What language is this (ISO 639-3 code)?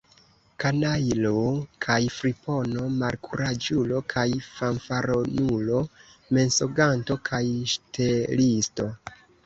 epo